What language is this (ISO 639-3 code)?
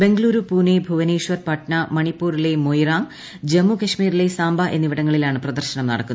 mal